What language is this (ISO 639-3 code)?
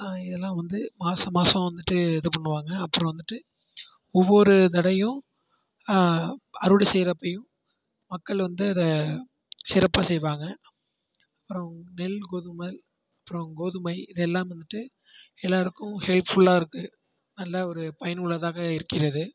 tam